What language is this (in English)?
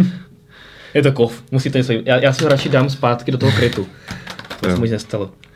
Czech